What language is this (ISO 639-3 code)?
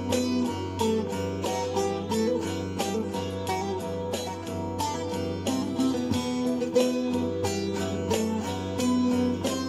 tur